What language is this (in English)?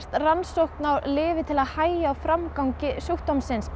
Icelandic